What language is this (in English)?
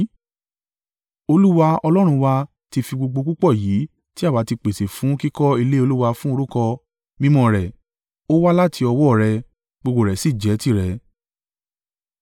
Yoruba